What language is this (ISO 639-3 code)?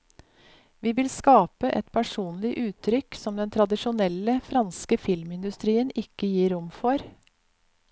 nor